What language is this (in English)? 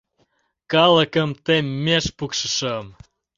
Mari